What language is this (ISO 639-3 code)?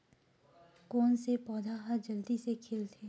hne